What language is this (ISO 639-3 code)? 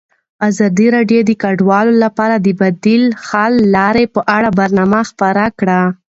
pus